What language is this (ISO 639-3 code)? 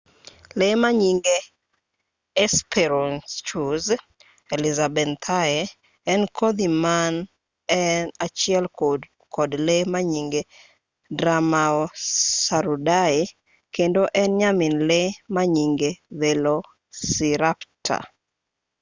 luo